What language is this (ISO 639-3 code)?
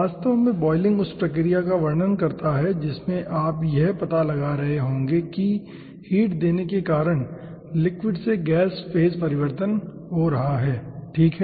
hin